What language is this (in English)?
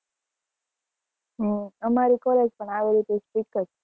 Gujarati